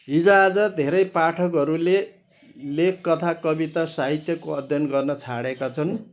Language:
Nepali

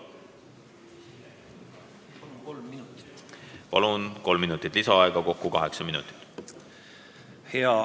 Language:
Estonian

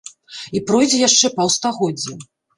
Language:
Belarusian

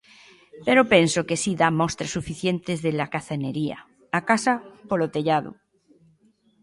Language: Galician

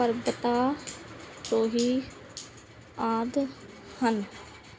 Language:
Punjabi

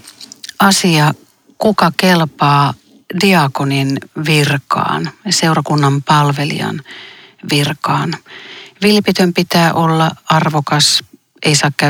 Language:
Finnish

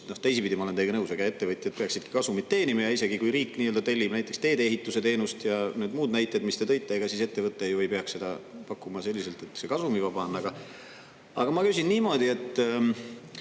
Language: Estonian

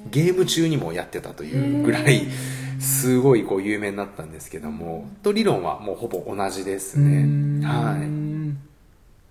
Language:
Japanese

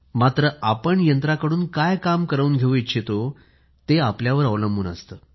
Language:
Marathi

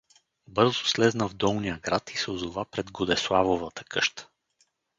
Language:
Bulgarian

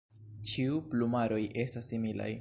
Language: Esperanto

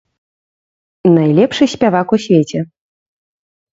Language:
Belarusian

